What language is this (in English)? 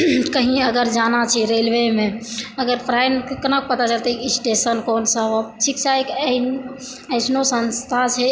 Maithili